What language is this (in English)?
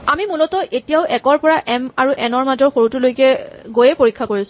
Assamese